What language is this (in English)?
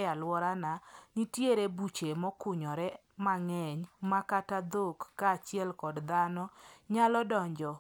Luo (Kenya and Tanzania)